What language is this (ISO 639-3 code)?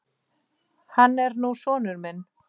isl